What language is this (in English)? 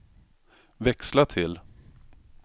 Swedish